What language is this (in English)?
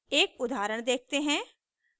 Hindi